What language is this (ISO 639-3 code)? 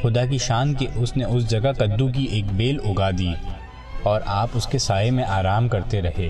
urd